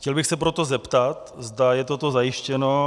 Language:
Czech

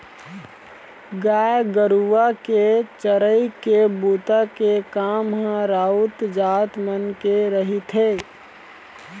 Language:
Chhattisgarhi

